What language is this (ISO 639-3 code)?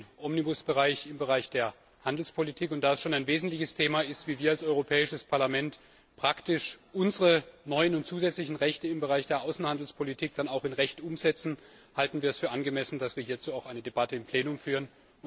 deu